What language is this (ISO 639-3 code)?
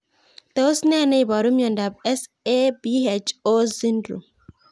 kln